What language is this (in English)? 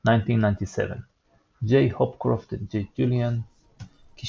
Hebrew